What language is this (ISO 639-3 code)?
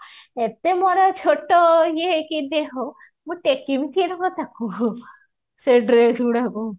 ori